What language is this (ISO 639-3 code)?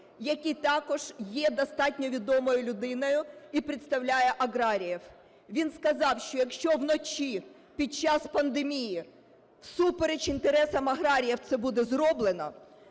ukr